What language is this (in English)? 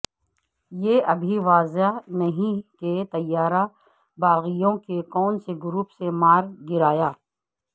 Urdu